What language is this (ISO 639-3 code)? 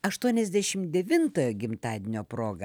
lit